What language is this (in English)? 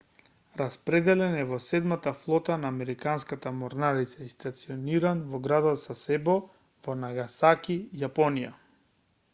Macedonian